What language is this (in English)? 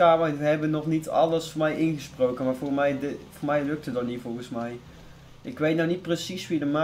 Dutch